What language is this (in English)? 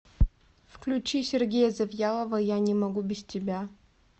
Russian